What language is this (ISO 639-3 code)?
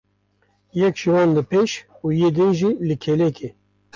kur